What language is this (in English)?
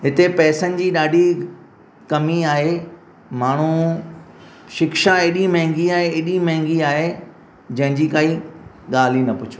Sindhi